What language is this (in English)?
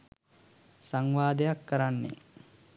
Sinhala